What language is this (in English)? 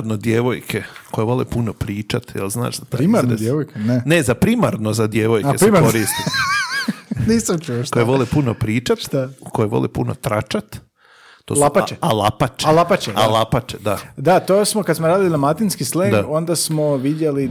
Croatian